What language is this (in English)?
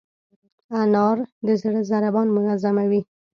Pashto